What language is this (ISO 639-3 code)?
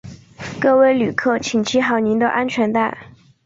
zho